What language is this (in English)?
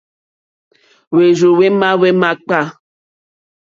Mokpwe